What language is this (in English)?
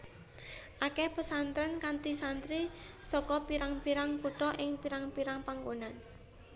Javanese